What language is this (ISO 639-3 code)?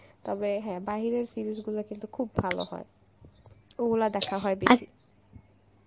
ben